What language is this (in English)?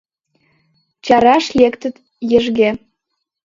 Mari